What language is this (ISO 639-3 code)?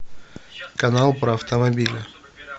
rus